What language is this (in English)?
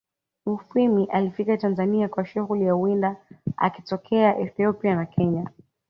Swahili